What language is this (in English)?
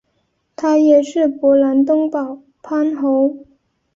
Chinese